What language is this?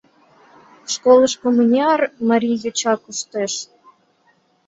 Mari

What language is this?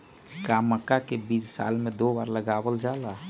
Magahi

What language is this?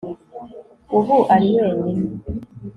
Kinyarwanda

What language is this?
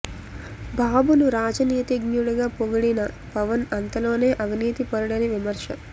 Telugu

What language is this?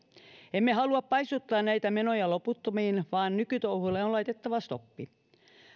Finnish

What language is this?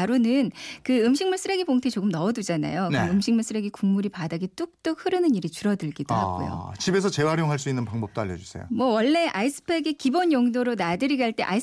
Korean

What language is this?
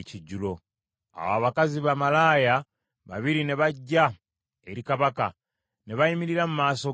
Ganda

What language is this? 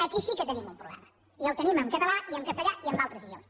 Catalan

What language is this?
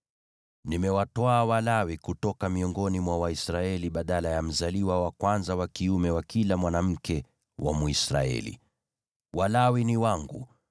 Swahili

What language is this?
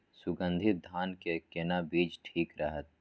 Maithili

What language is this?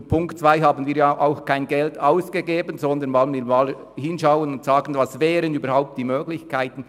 Swiss German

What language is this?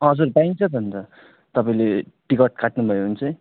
Nepali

